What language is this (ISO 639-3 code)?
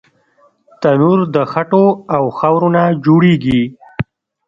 pus